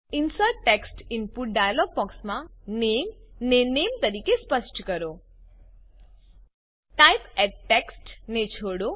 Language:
Gujarati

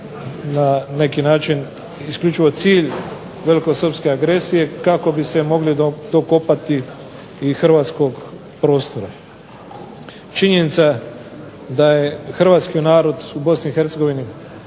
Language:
Croatian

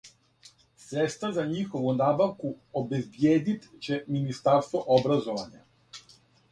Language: Serbian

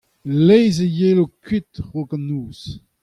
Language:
Breton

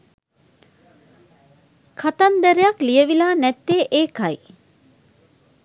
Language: Sinhala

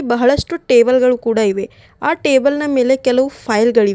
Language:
Kannada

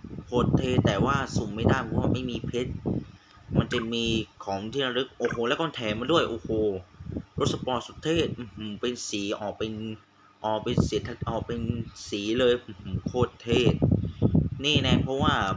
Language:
Thai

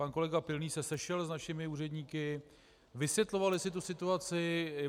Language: Czech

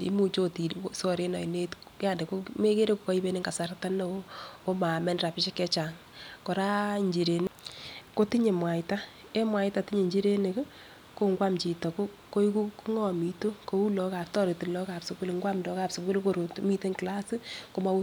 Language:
Kalenjin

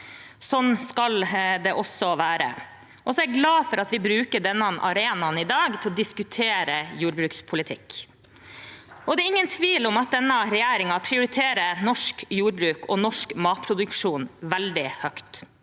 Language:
Norwegian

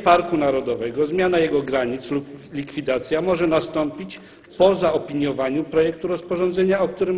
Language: Polish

